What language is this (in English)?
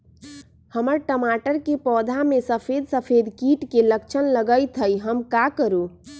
Magahi